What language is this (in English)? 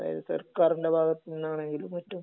Malayalam